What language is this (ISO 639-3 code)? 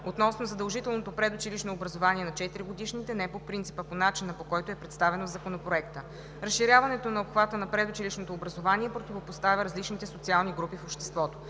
bul